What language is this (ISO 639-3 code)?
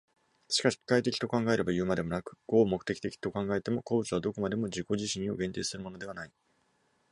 jpn